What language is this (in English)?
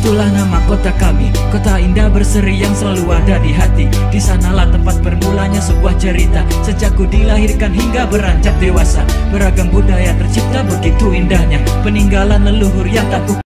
Indonesian